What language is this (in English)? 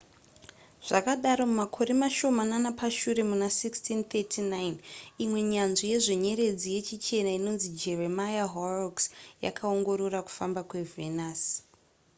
Shona